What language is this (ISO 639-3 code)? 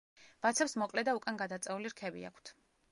kat